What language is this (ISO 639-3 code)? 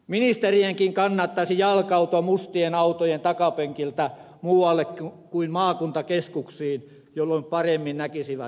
fin